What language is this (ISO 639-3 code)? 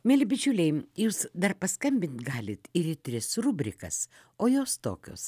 lit